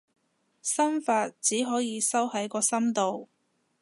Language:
Cantonese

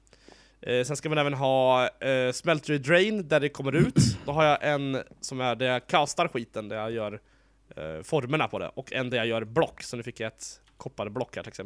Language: Swedish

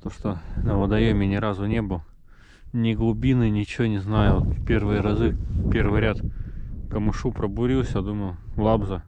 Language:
Russian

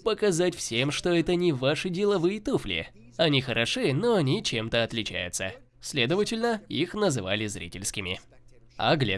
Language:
Russian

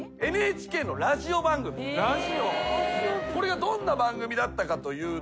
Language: Japanese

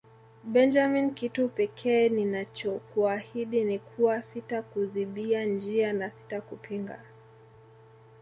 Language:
Swahili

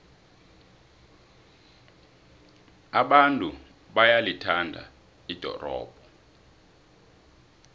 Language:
South Ndebele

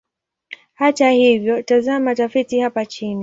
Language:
Swahili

